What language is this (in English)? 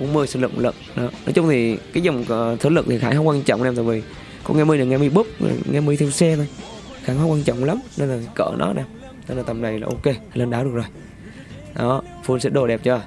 Vietnamese